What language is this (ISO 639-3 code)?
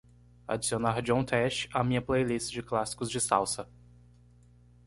por